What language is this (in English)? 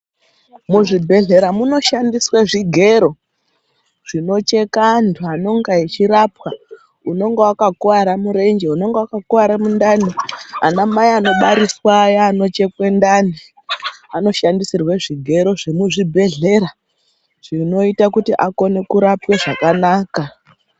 Ndau